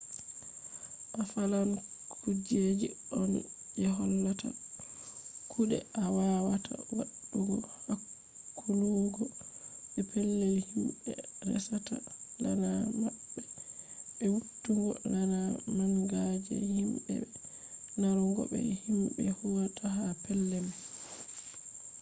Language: Fula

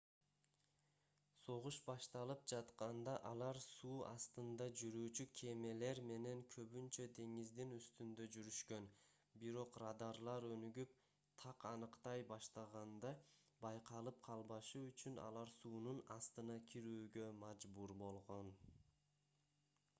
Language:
Kyrgyz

